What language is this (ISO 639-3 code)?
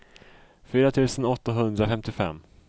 swe